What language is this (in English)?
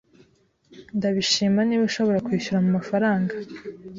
Kinyarwanda